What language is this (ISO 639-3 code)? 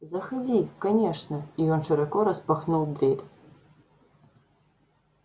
rus